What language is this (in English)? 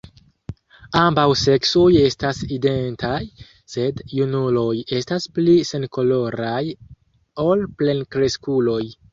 Esperanto